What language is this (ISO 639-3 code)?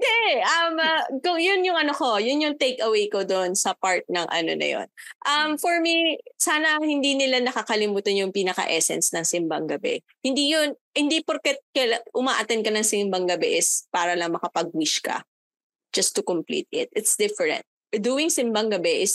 fil